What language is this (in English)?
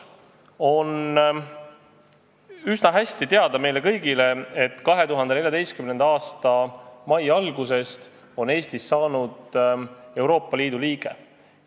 Estonian